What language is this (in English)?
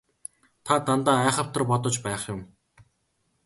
Mongolian